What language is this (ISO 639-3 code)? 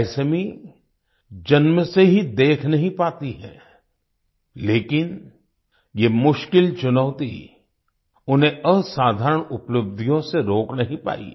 hin